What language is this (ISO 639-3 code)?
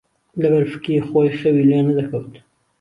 ckb